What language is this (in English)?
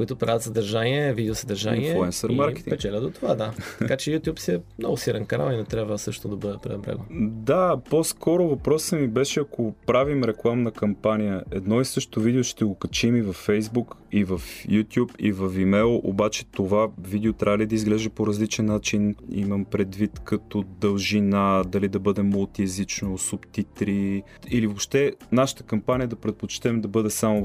Bulgarian